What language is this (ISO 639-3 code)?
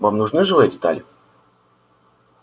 rus